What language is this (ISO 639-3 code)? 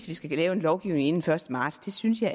dan